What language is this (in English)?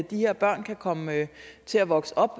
Danish